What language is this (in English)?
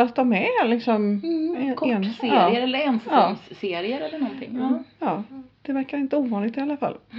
Swedish